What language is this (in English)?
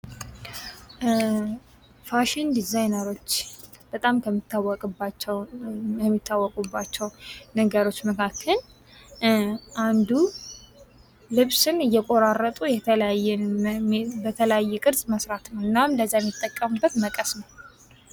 Amharic